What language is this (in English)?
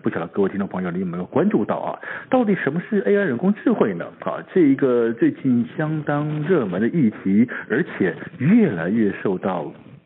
Chinese